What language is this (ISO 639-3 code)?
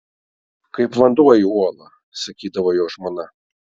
lit